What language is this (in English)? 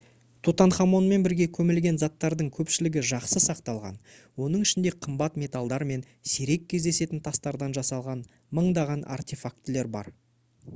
Kazakh